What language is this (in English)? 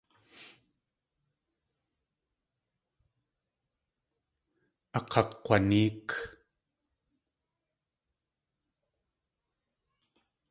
Tlingit